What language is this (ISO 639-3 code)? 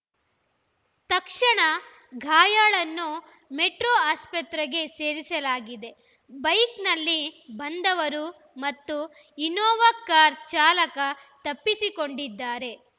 kan